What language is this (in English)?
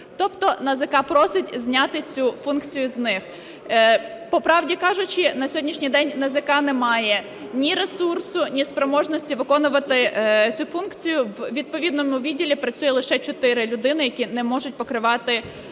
Ukrainian